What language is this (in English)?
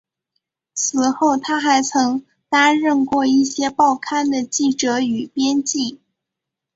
Chinese